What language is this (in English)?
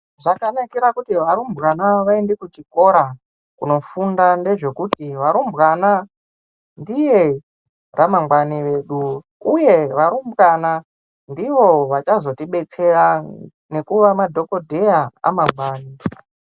Ndau